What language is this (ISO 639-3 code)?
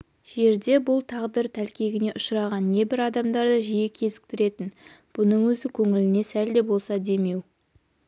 kaz